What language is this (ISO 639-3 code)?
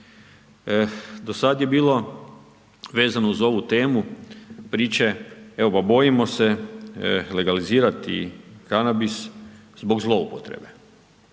hrv